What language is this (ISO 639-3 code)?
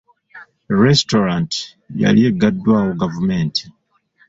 lug